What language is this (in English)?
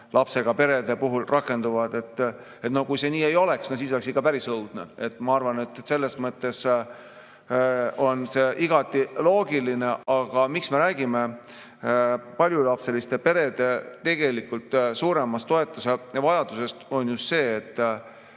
Estonian